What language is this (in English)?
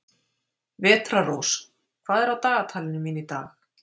Icelandic